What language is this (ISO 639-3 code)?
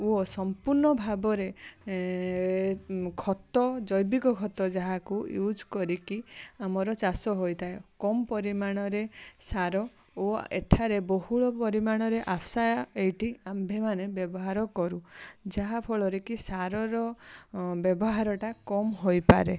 ori